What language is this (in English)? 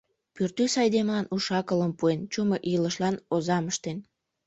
Mari